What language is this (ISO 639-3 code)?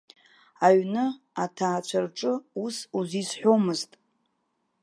abk